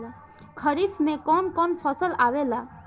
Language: Bhojpuri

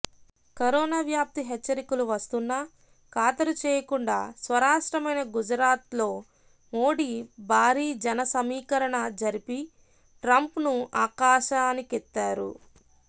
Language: Telugu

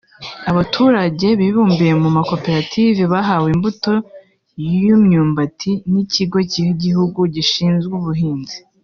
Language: Kinyarwanda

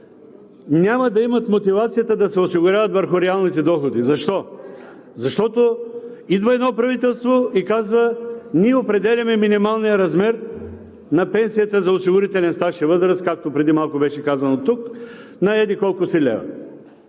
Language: Bulgarian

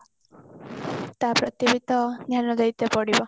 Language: Odia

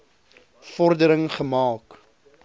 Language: Afrikaans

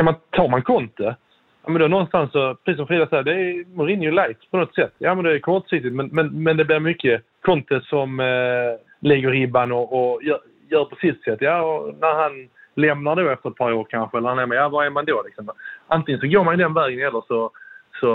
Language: Swedish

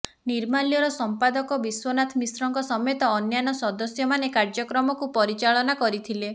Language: Odia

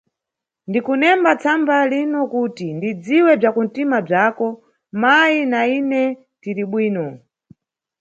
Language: Nyungwe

